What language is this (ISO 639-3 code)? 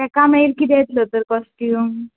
kok